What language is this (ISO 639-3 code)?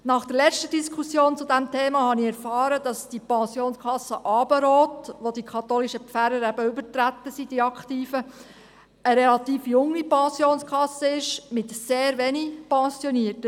gsw